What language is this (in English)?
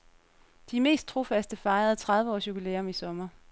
Danish